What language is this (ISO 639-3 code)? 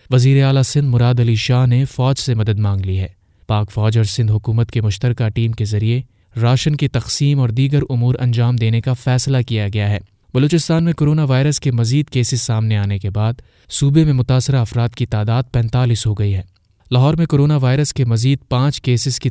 urd